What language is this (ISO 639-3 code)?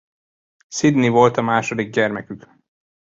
hun